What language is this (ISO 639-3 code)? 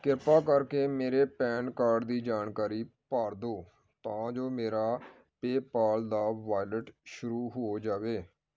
pan